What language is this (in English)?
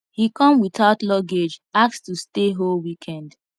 Nigerian Pidgin